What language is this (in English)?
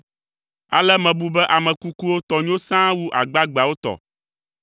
Ewe